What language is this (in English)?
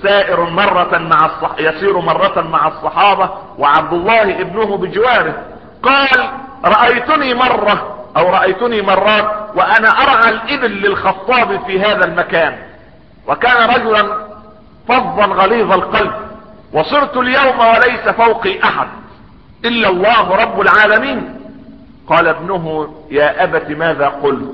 Arabic